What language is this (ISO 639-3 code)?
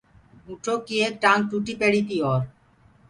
ggg